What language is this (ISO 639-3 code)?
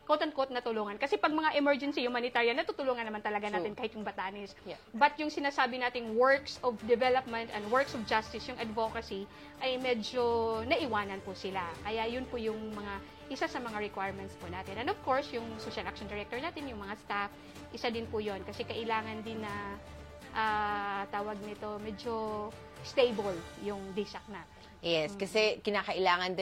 fil